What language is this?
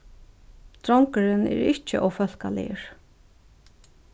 Faroese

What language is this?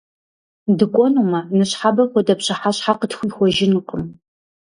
Kabardian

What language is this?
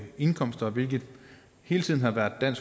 Danish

